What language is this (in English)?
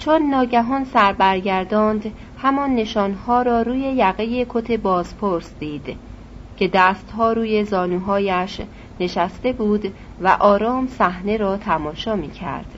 Persian